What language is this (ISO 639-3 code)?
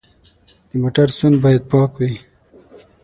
pus